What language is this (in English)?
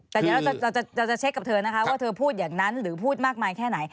Thai